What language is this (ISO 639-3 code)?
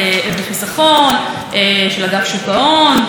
heb